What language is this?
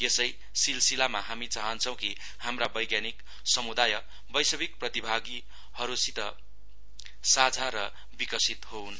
Nepali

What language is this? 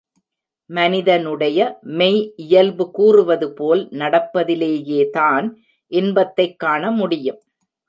Tamil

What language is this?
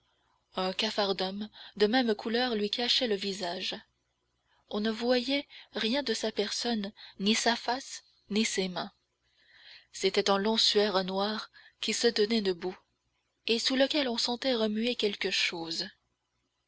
French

